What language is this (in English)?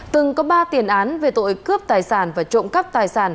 Vietnamese